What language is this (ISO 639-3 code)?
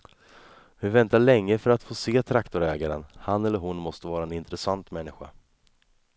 swe